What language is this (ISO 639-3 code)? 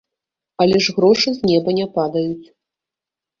bel